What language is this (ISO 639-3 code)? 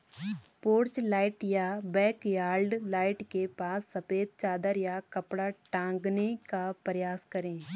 hin